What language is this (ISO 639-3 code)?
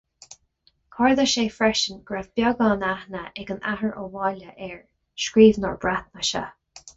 gle